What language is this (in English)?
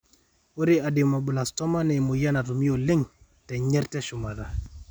Masai